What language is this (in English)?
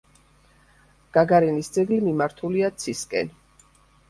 Georgian